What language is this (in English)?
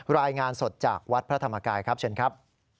Thai